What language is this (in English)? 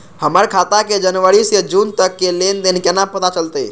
Maithili